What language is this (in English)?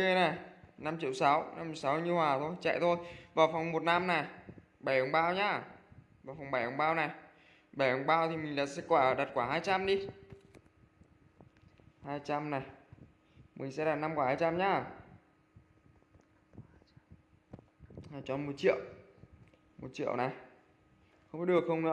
Vietnamese